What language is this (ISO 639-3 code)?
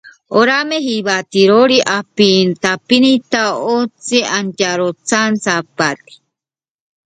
spa